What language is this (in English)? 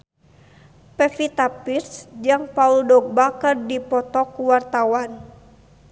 Sundanese